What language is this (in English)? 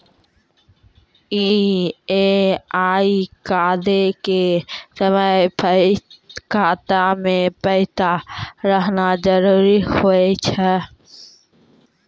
Maithili